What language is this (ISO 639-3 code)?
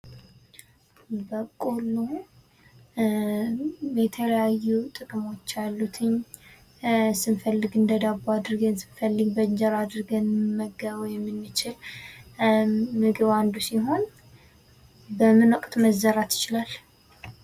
amh